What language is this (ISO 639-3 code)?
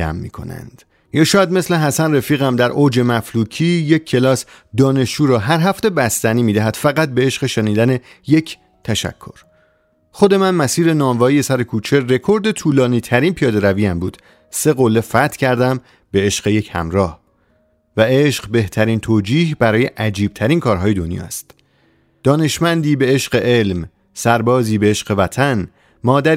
fas